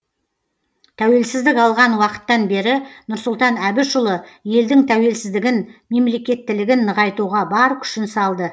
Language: Kazakh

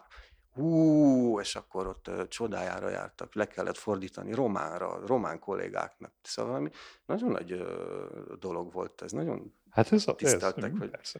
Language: Hungarian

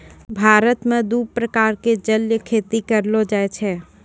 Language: Maithili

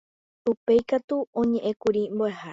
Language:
Guarani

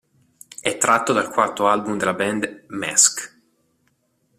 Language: Italian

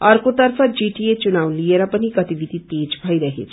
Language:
Nepali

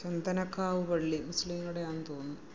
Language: Malayalam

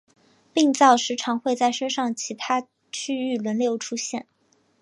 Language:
Chinese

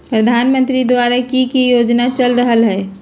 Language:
Magahi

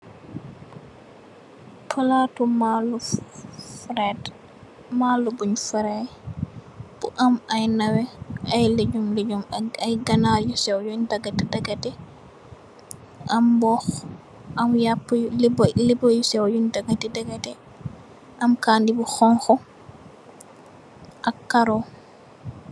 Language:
Wolof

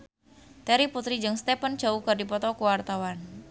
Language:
Sundanese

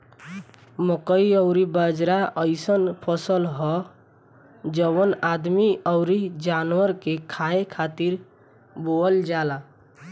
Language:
Bhojpuri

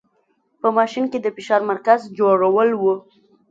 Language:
Pashto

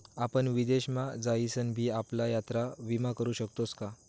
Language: Marathi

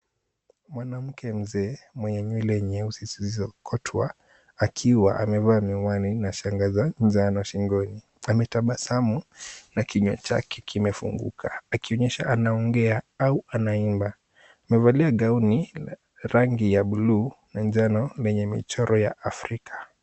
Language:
Swahili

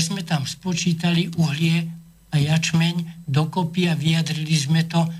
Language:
Slovak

